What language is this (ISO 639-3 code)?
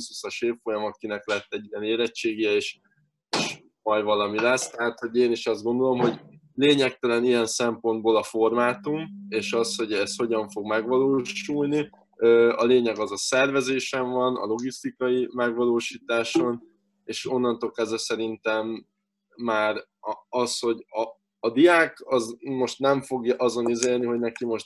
hun